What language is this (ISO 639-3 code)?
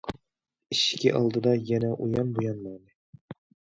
uig